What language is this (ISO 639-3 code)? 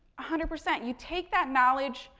eng